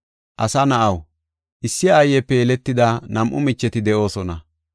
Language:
Gofa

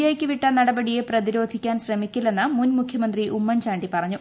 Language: Malayalam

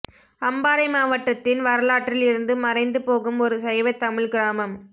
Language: Tamil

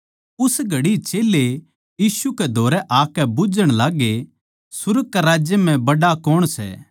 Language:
Haryanvi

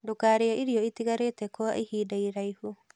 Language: Kikuyu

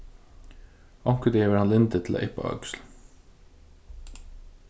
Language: Faroese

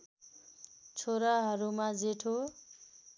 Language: Nepali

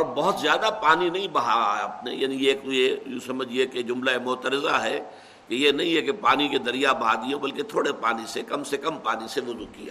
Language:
Urdu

